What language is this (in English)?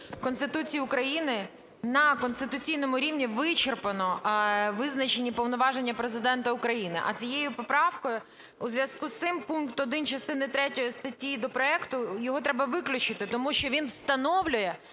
Ukrainian